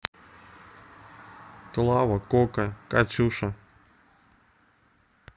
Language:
Russian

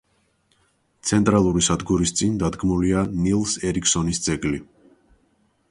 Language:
Georgian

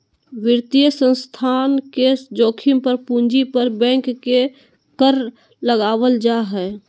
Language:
Magahi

